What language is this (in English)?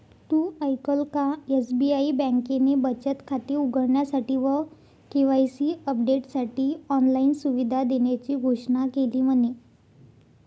Marathi